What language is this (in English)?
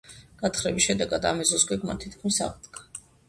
Georgian